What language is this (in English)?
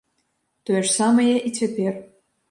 Belarusian